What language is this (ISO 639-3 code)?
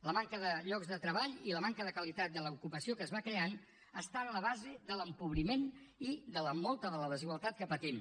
cat